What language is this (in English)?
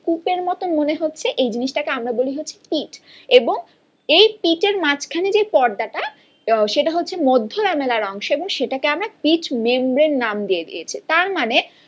Bangla